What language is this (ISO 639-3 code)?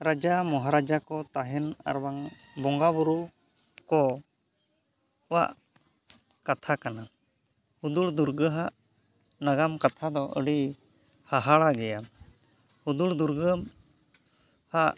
sat